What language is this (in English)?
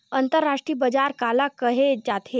Chhattisgarhi